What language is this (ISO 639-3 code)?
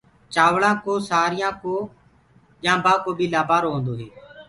ggg